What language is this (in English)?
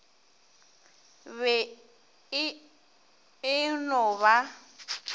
Northern Sotho